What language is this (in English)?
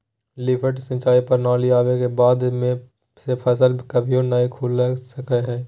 Magahi